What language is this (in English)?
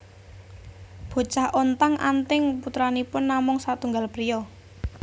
Javanese